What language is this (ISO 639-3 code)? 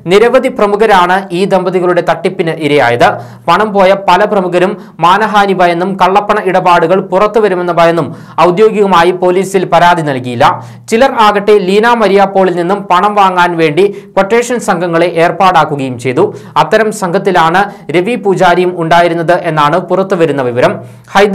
ron